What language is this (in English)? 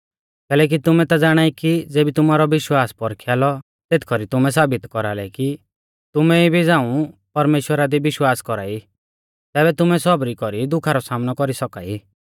Mahasu Pahari